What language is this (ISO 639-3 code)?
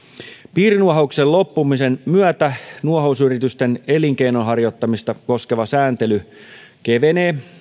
fin